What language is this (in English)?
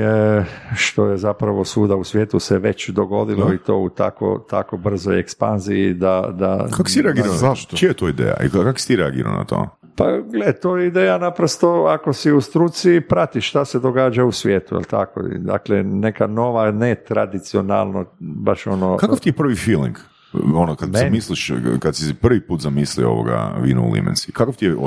Croatian